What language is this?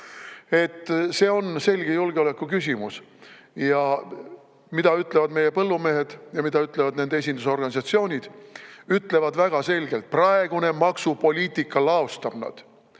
Estonian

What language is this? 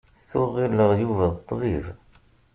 Kabyle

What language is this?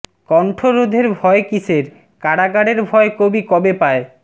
Bangla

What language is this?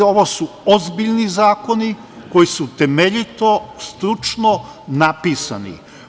Serbian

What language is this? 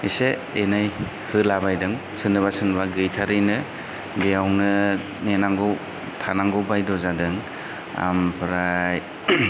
Bodo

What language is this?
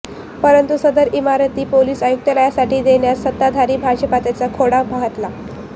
Marathi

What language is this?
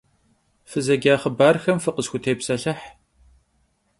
Kabardian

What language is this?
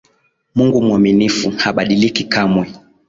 Swahili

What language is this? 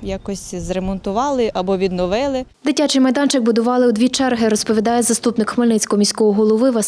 Ukrainian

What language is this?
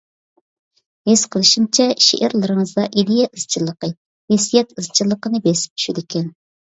Uyghur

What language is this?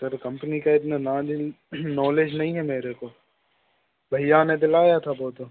Hindi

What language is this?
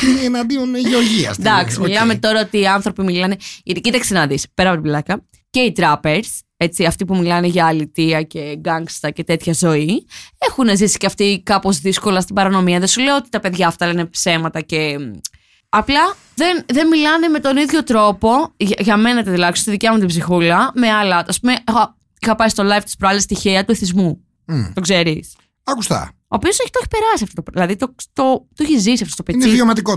Greek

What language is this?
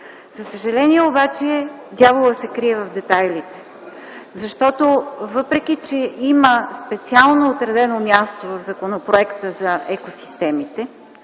Bulgarian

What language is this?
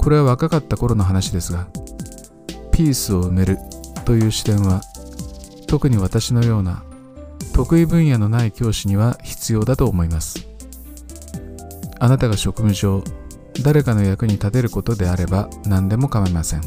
Japanese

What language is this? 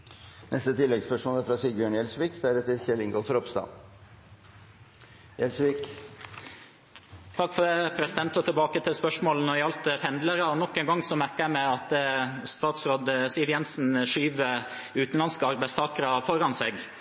Norwegian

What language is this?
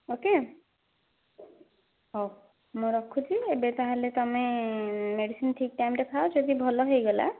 Odia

